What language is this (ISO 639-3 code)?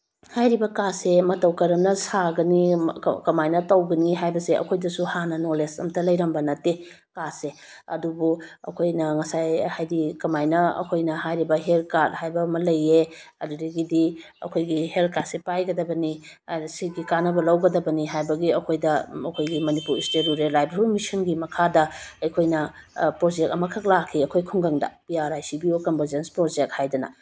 mni